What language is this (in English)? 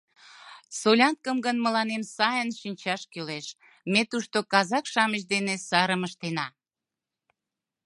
Mari